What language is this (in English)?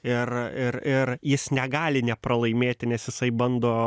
Lithuanian